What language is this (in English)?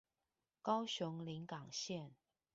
Chinese